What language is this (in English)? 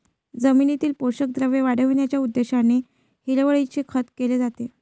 Marathi